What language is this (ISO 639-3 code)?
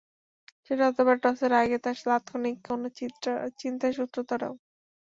ben